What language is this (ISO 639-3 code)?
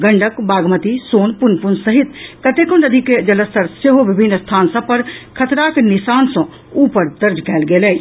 mai